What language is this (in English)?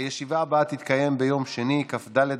Hebrew